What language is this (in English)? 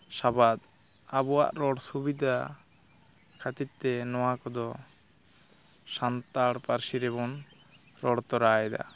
Santali